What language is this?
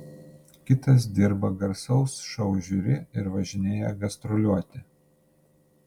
Lithuanian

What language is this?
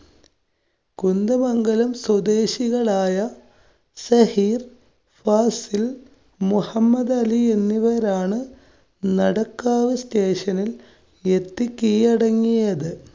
Malayalam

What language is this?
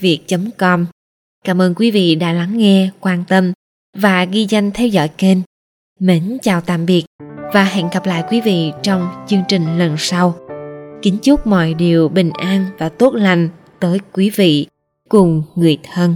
Vietnamese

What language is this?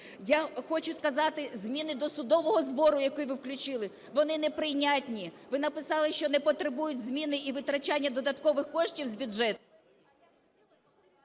Ukrainian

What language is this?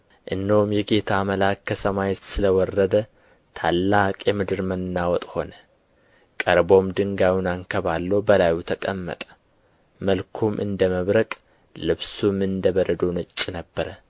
Amharic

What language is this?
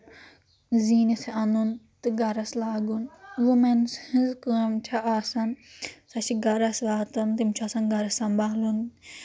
Kashmiri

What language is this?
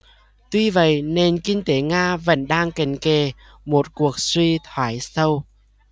Vietnamese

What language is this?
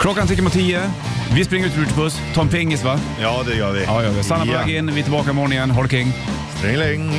Swedish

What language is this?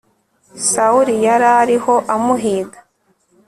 Kinyarwanda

